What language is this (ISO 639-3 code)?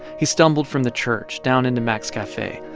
eng